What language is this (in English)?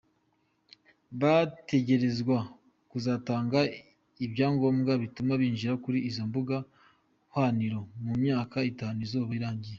Kinyarwanda